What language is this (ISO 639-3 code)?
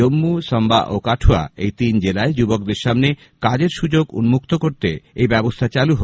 ben